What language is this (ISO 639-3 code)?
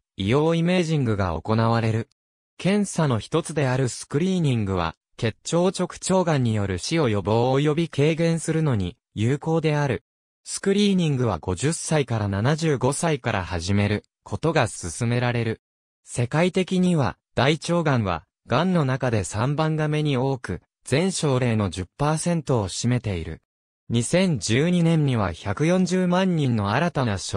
jpn